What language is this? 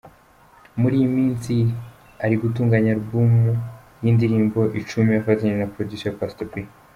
Kinyarwanda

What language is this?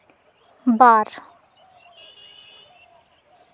Santali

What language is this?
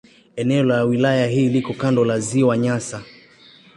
Swahili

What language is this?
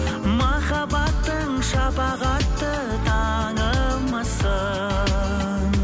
Kazakh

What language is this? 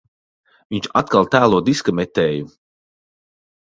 Latvian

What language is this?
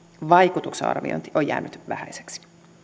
Finnish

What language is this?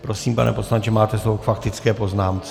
Czech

